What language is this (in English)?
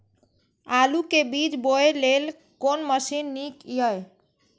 Maithili